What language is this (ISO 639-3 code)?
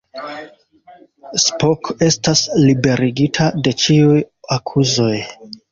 epo